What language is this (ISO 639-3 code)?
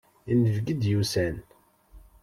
kab